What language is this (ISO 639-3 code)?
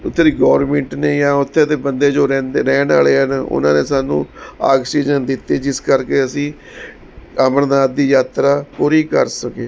pan